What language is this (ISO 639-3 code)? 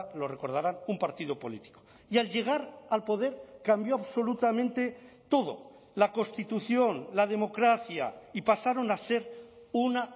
spa